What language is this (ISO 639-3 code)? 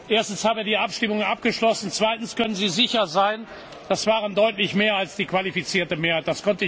deu